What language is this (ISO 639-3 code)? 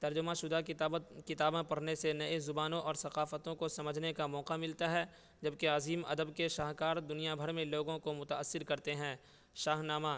urd